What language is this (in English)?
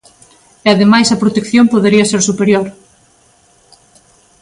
Galician